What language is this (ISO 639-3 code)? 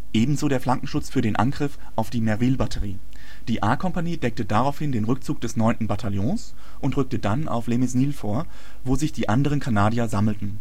deu